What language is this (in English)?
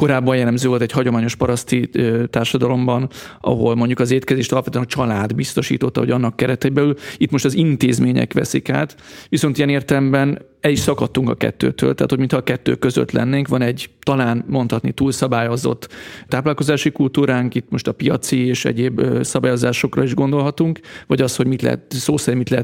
Hungarian